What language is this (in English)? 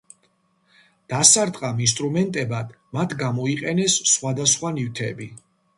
Georgian